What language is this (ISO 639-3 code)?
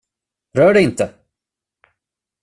swe